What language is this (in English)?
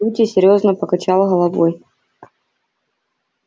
Russian